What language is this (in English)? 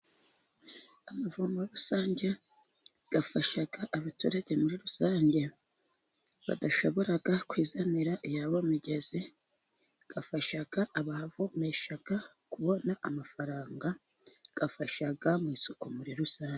Kinyarwanda